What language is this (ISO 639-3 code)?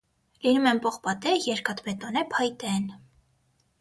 hye